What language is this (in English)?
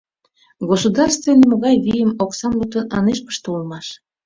Mari